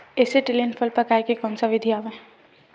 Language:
Chhattisgarhi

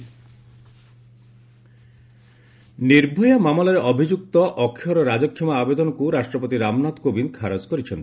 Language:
Odia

